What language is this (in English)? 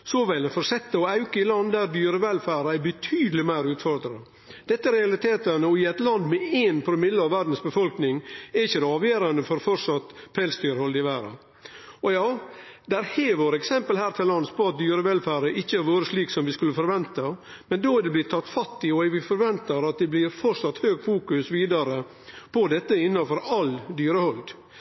Norwegian Nynorsk